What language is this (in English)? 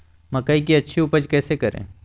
Magahi